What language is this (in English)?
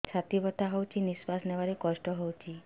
Odia